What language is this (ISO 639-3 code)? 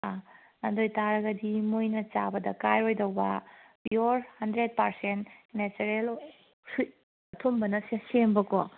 mni